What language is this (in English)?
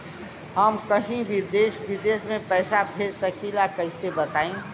Bhojpuri